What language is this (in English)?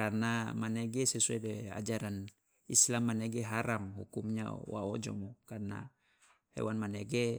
Loloda